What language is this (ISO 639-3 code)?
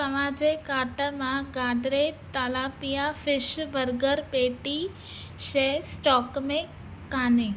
snd